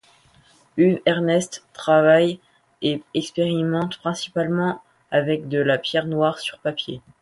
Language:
French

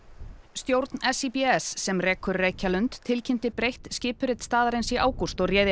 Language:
Icelandic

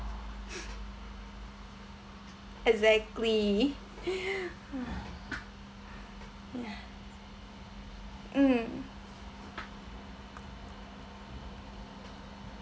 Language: English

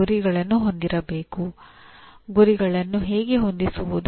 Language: Kannada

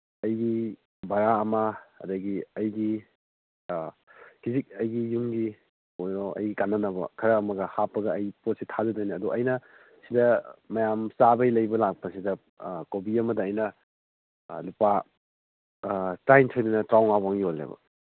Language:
Manipuri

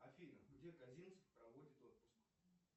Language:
Russian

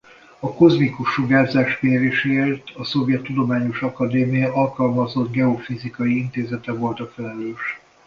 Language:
Hungarian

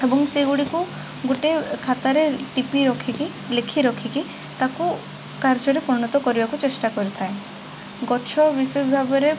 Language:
Odia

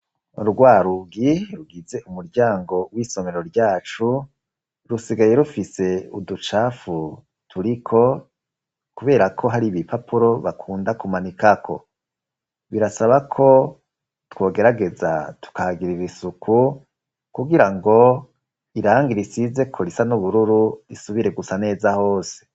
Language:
Rundi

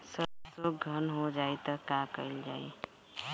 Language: Bhojpuri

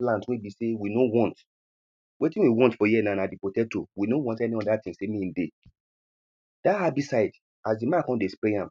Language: Nigerian Pidgin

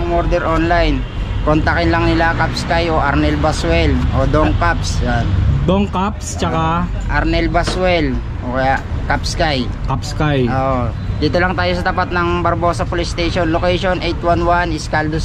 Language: Filipino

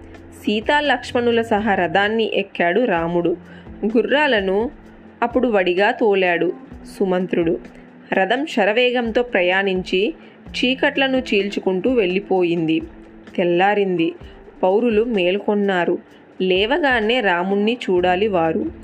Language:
Telugu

